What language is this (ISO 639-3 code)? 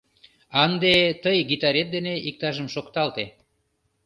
chm